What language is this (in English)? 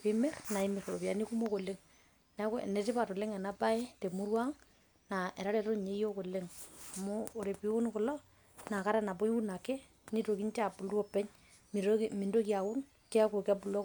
Masai